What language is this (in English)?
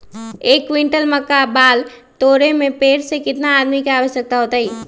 Magahi